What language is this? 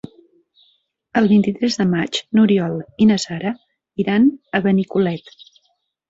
Catalan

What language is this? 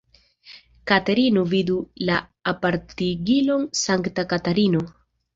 Esperanto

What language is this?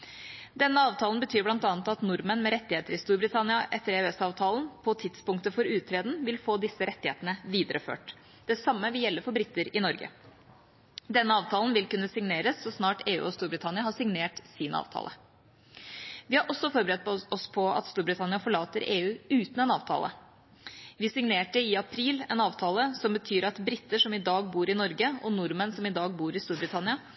Norwegian Bokmål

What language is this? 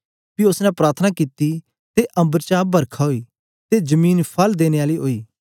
Dogri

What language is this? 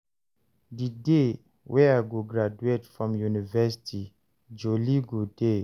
Nigerian Pidgin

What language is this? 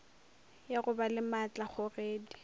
Northern Sotho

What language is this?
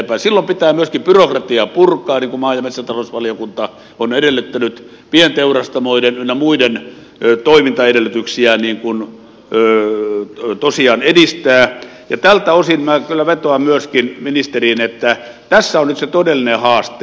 Finnish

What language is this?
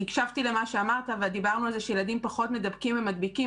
Hebrew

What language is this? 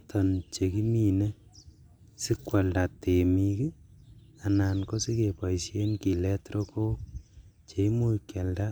Kalenjin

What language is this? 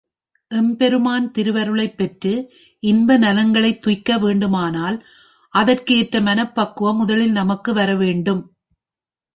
Tamil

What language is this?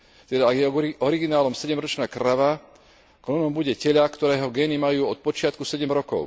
Slovak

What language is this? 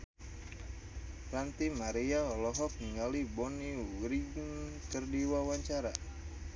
Sundanese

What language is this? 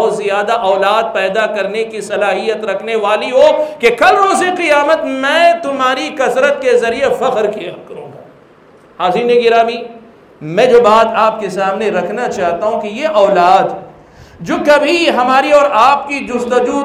Hindi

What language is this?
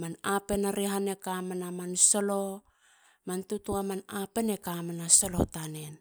Halia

